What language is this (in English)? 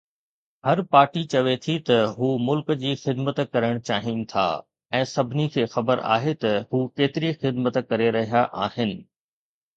Sindhi